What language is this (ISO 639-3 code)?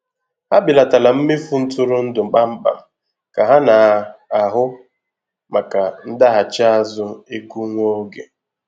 ibo